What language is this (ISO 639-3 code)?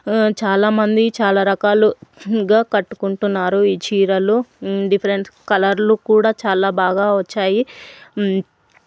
tel